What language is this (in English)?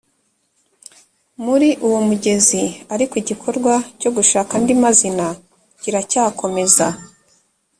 Kinyarwanda